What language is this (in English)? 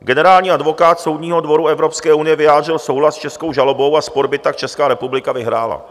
Czech